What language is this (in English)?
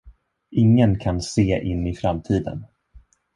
Swedish